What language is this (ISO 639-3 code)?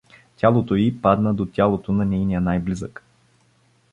bul